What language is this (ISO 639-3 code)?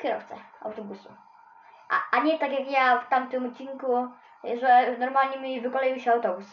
pol